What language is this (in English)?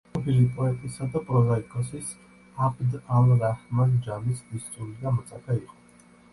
Georgian